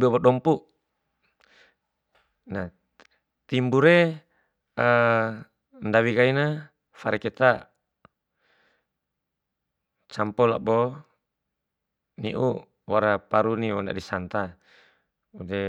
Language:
Bima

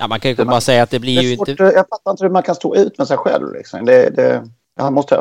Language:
Swedish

